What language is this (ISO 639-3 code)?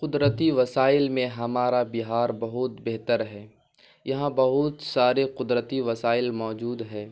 urd